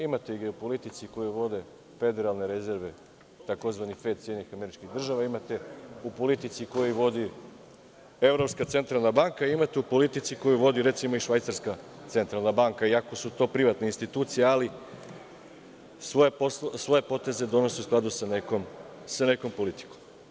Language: Serbian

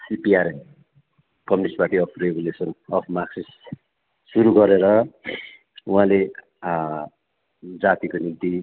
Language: Nepali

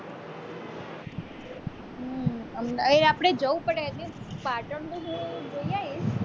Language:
Gujarati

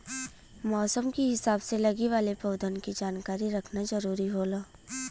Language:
Bhojpuri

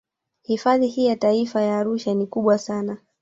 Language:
Swahili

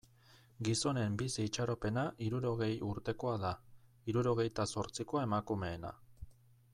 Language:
Basque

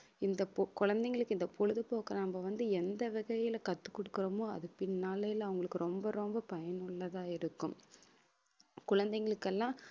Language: Tamil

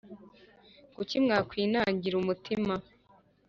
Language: Kinyarwanda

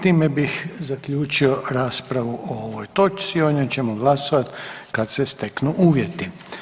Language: Croatian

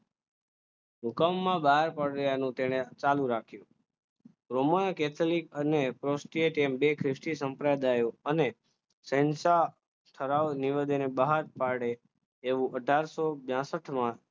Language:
Gujarati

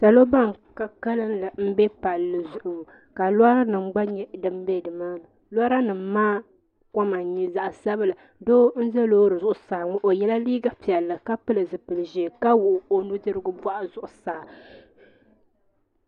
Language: Dagbani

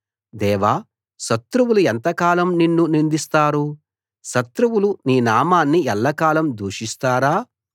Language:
Telugu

